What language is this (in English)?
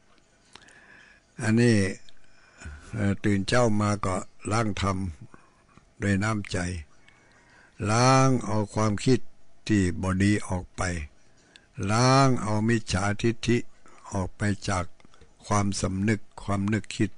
Thai